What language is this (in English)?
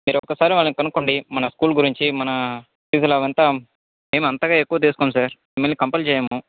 Telugu